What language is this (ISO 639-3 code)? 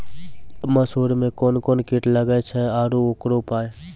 mai